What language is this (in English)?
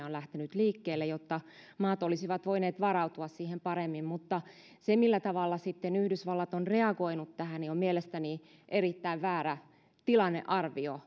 Finnish